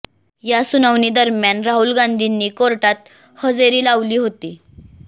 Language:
Marathi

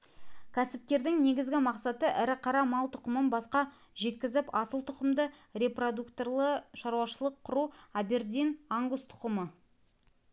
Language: Kazakh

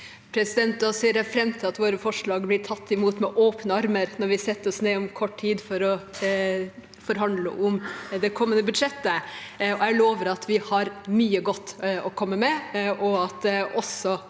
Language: Norwegian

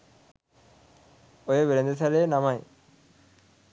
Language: Sinhala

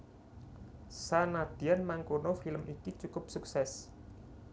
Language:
Javanese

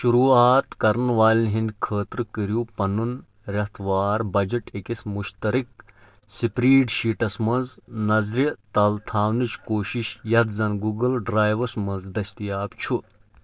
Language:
Kashmiri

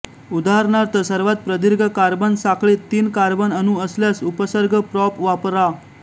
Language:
Marathi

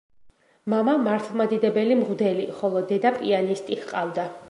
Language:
Georgian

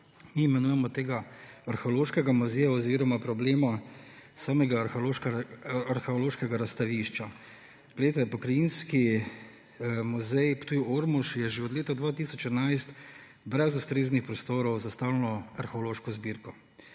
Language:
Slovenian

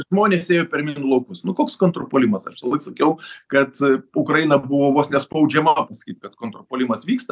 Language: Lithuanian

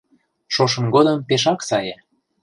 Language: Mari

